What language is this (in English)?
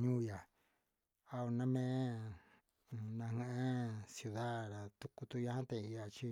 Huitepec Mixtec